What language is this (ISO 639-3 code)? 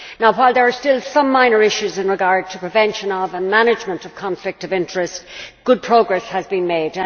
eng